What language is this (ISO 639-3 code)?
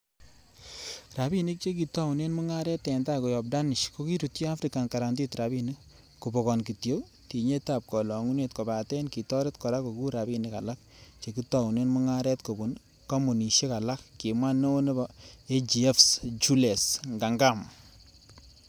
kln